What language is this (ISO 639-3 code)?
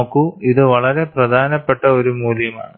mal